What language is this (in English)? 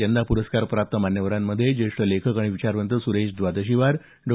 Marathi